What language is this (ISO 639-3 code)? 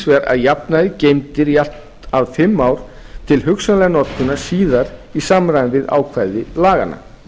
isl